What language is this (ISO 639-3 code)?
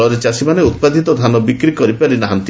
ori